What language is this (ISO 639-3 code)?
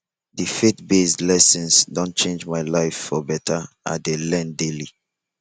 pcm